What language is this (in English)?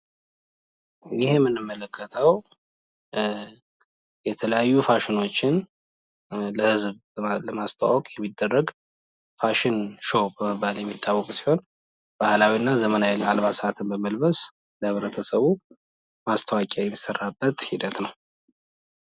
Amharic